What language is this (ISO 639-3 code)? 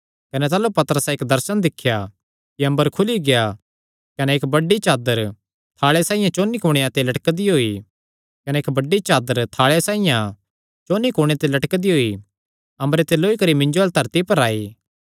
xnr